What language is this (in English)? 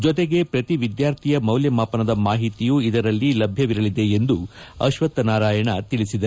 Kannada